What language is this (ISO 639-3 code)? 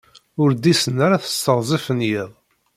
kab